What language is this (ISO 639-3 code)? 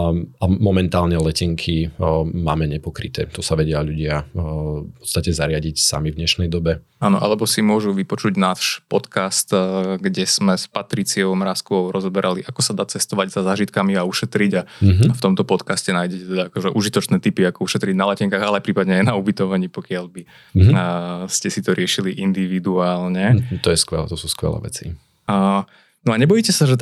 slk